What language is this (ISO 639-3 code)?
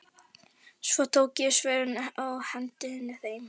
isl